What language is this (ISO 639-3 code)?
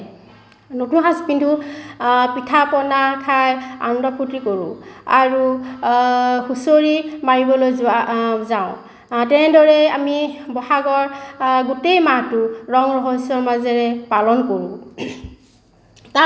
asm